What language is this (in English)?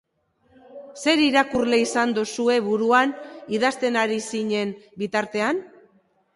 Basque